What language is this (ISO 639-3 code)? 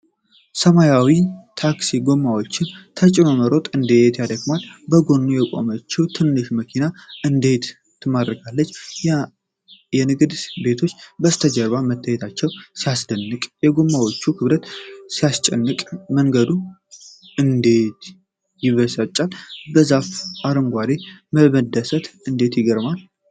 amh